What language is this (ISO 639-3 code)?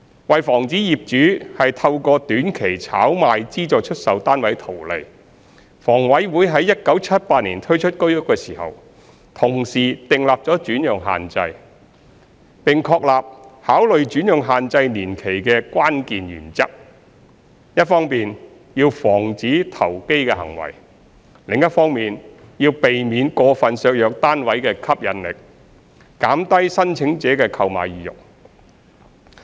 yue